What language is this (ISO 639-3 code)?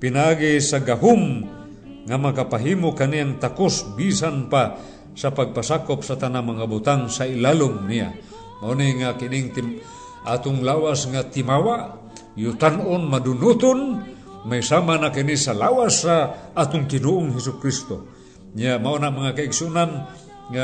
fil